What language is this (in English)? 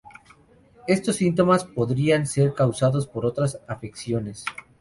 Spanish